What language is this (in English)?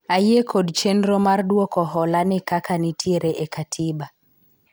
Luo (Kenya and Tanzania)